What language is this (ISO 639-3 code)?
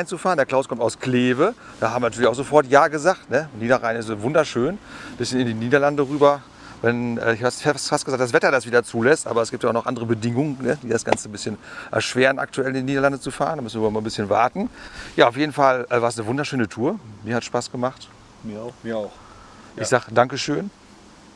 deu